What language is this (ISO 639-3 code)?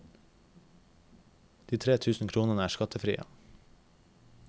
nor